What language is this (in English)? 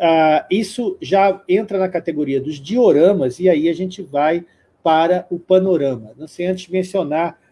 Portuguese